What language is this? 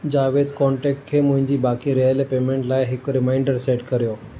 Sindhi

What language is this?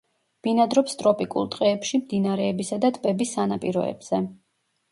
Georgian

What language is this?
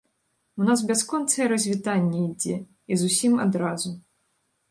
Belarusian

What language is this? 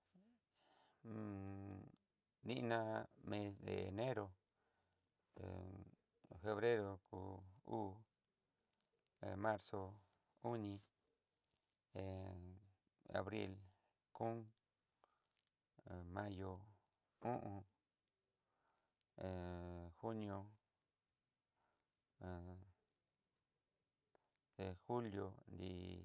Southeastern Nochixtlán Mixtec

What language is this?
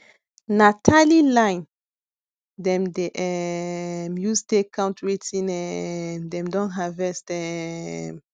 Nigerian Pidgin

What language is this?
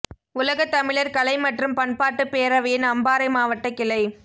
Tamil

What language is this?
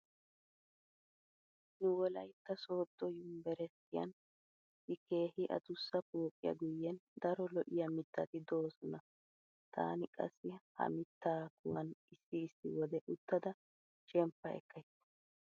Wolaytta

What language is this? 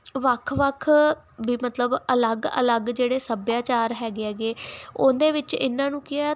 Punjabi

